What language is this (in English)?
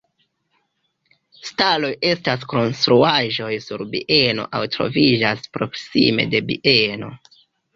Esperanto